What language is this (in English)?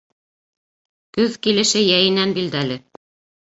Bashkir